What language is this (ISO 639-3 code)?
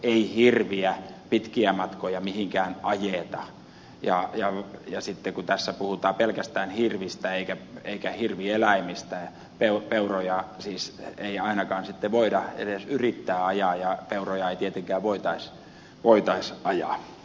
fin